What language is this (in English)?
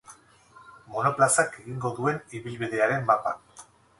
Basque